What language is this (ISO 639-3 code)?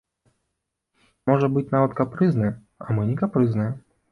bel